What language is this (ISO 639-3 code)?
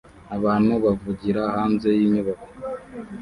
kin